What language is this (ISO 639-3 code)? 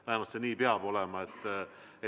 est